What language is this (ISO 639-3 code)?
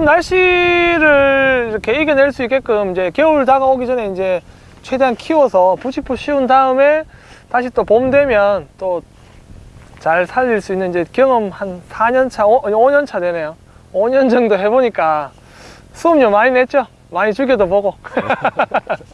kor